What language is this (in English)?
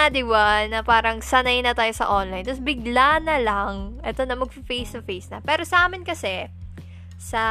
Filipino